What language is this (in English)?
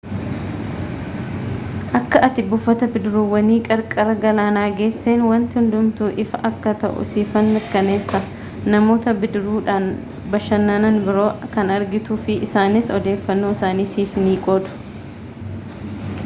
Oromo